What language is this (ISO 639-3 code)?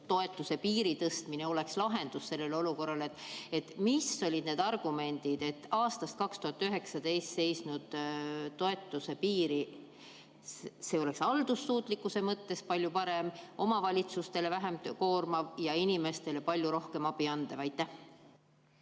est